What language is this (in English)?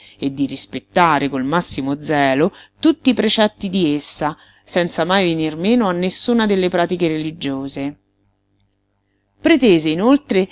Italian